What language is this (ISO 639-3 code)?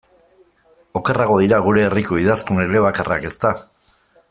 eus